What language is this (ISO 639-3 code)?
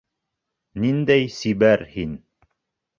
bak